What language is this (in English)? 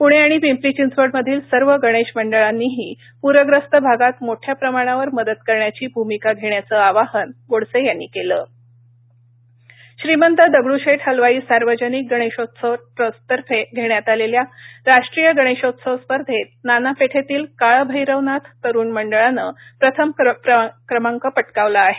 Marathi